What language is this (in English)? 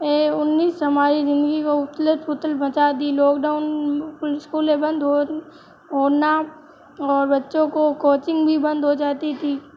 Hindi